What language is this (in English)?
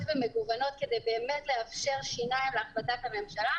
Hebrew